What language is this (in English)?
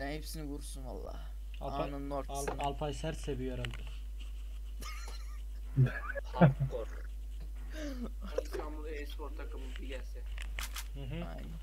Turkish